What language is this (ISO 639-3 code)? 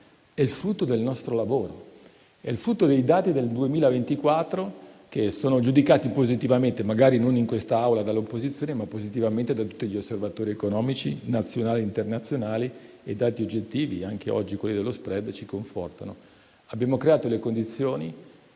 ita